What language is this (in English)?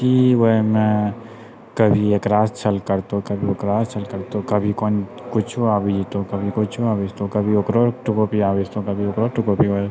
Maithili